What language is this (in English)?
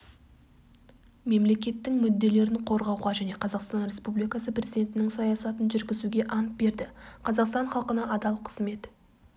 Kazakh